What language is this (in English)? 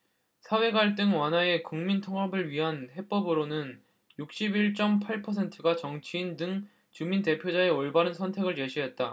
Korean